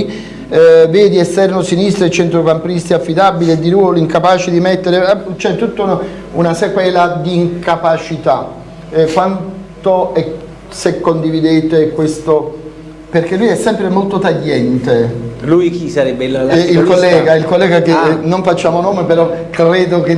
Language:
Italian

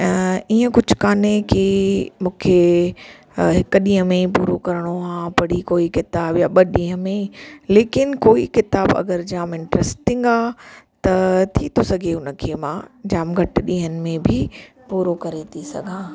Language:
Sindhi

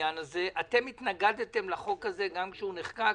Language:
Hebrew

